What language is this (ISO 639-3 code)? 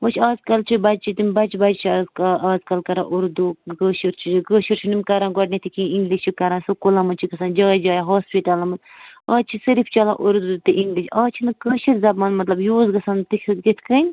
kas